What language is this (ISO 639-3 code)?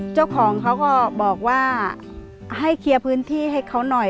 tha